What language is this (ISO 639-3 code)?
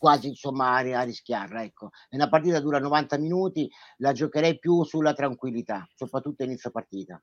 ita